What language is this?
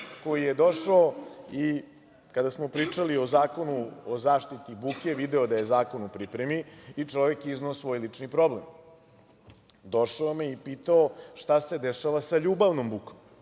Serbian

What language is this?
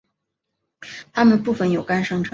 Chinese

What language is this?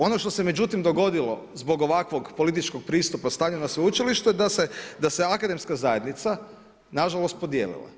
Croatian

